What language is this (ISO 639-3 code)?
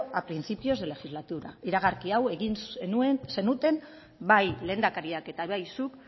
eus